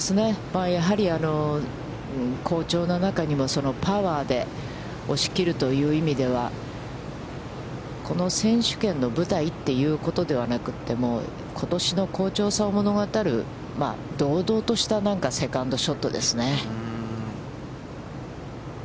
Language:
Japanese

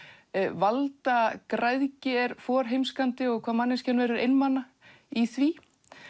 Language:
Icelandic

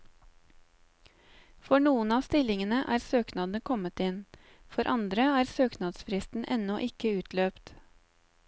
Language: Norwegian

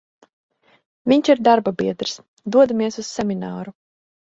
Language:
Latvian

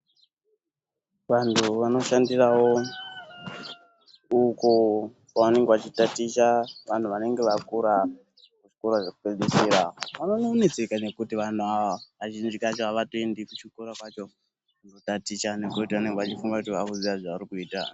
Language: Ndau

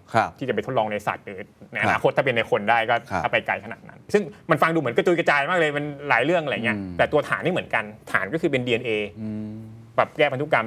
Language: Thai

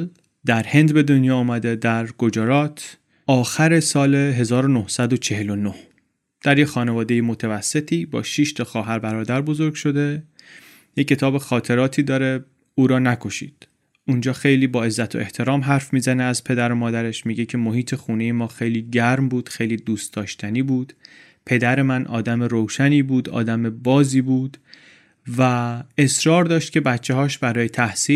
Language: Persian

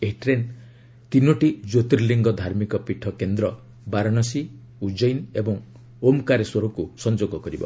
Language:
Odia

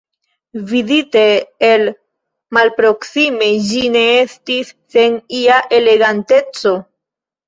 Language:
Esperanto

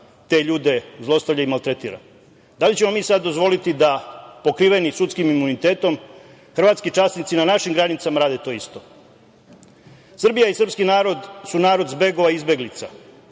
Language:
Serbian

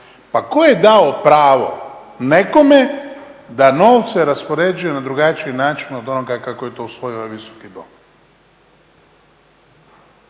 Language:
Croatian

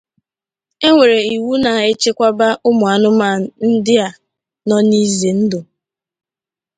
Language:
Igbo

